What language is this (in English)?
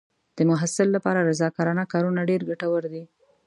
Pashto